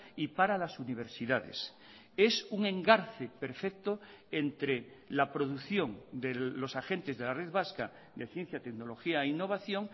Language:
Spanish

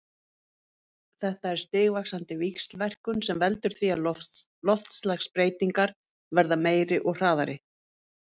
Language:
Icelandic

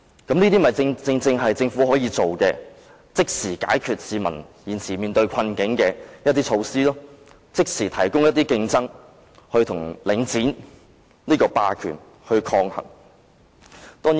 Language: Cantonese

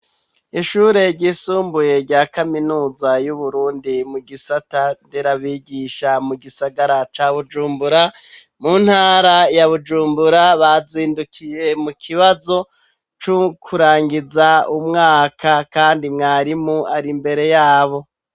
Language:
Rundi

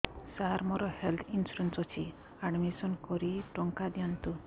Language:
Odia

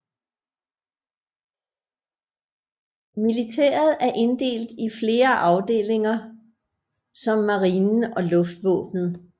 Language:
Danish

